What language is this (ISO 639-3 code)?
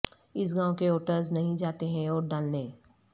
urd